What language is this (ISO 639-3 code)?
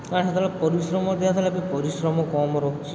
ori